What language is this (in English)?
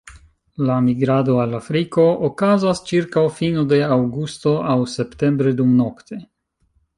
Esperanto